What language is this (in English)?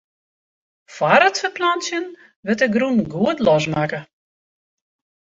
Western Frisian